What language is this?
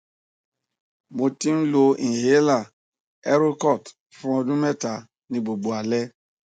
Yoruba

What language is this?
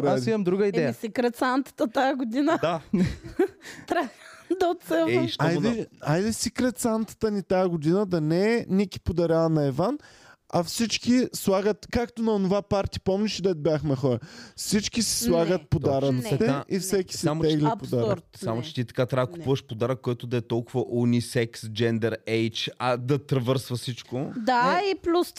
Bulgarian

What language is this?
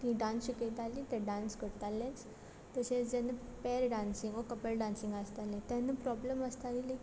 Konkani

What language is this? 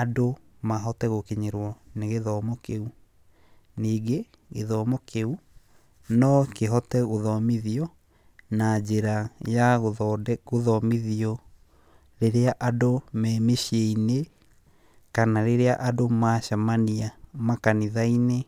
Kikuyu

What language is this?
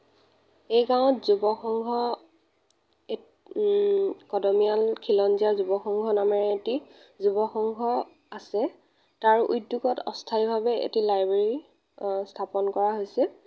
Assamese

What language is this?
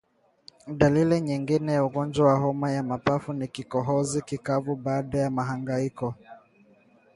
Swahili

